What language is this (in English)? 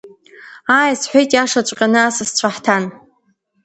Abkhazian